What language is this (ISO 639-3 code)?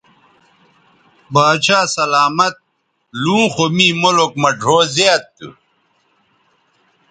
btv